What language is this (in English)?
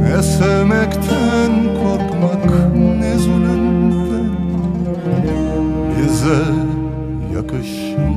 Turkish